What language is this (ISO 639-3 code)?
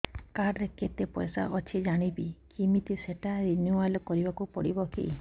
ori